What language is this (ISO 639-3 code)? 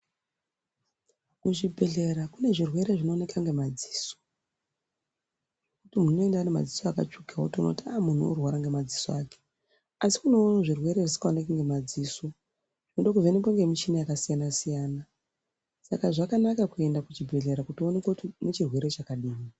ndc